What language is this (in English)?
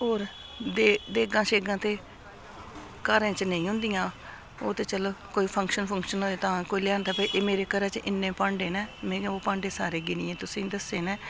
Dogri